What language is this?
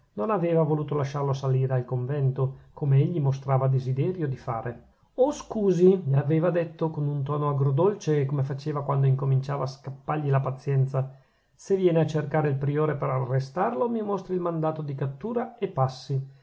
Italian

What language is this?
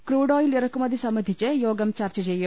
Malayalam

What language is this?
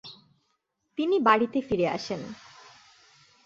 Bangla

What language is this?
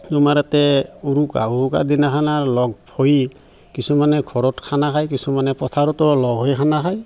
Assamese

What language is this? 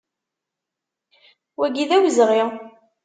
Kabyle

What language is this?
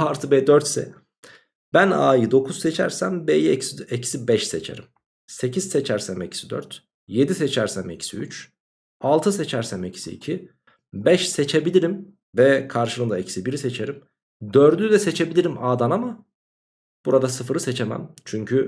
Turkish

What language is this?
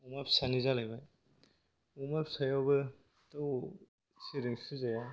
Bodo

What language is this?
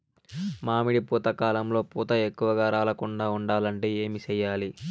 Telugu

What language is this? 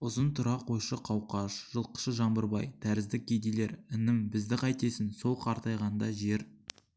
Kazakh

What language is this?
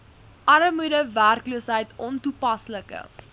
Afrikaans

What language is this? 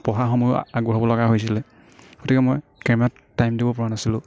Assamese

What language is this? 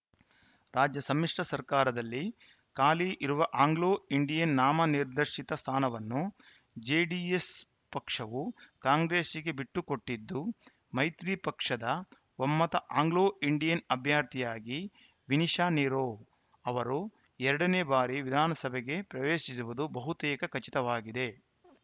Kannada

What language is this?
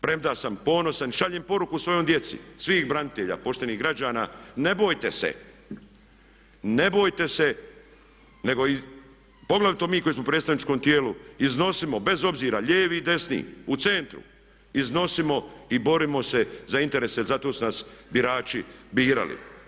Croatian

